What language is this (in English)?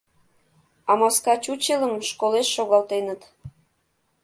Mari